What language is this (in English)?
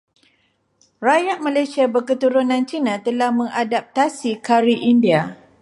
Malay